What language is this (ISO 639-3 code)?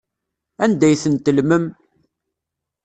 kab